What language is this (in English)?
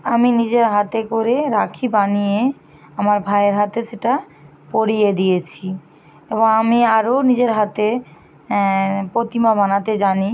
Bangla